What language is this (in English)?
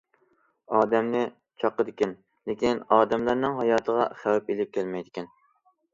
Uyghur